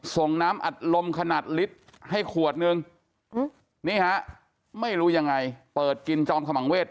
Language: Thai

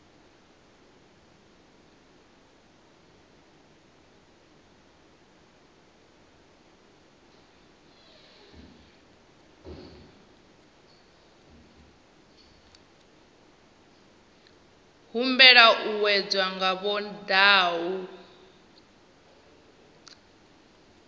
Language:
Venda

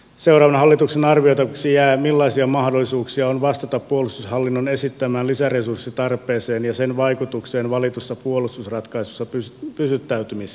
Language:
Finnish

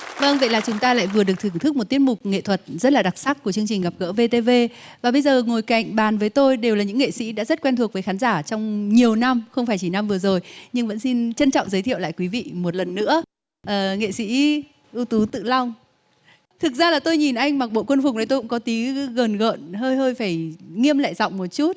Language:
Vietnamese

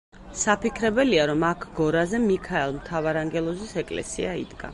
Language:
Georgian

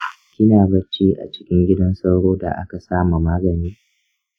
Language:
Hausa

